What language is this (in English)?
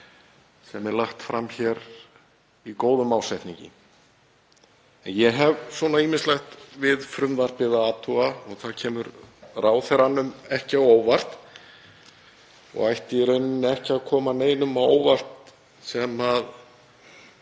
Icelandic